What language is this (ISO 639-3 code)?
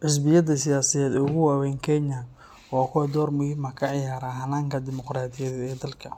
som